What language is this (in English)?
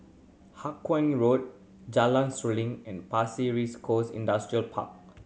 English